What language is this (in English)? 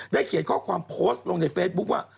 Thai